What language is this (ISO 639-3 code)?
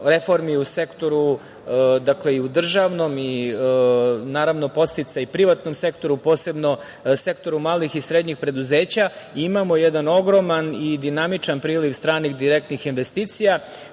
srp